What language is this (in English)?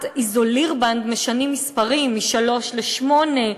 Hebrew